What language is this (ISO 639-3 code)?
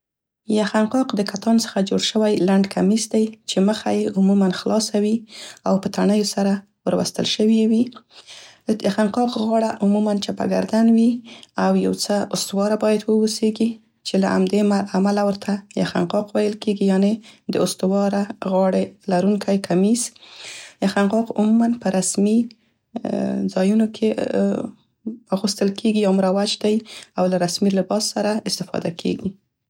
pst